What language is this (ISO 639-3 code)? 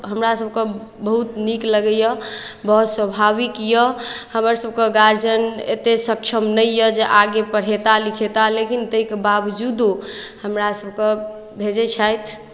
mai